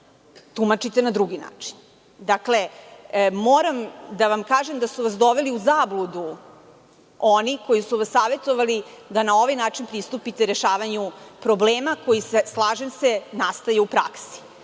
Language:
Serbian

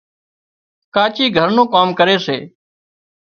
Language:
Wadiyara Koli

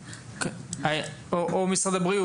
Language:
Hebrew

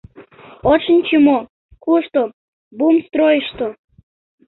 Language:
Mari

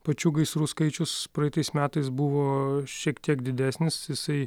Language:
Lithuanian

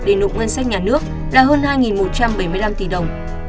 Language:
Vietnamese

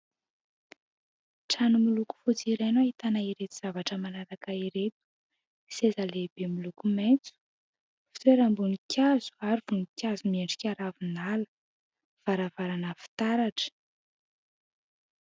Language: Malagasy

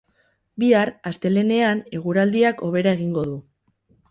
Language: Basque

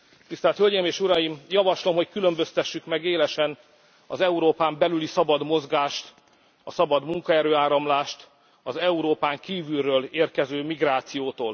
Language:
Hungarian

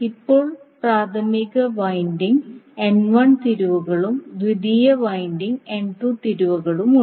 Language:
Malayalam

